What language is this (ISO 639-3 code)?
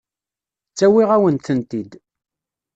kab